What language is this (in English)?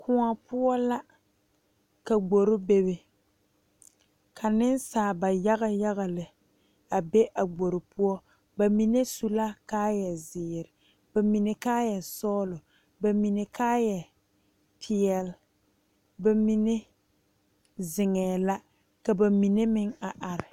Southern Dagaare